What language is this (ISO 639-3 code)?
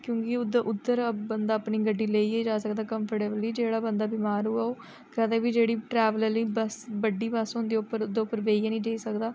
doi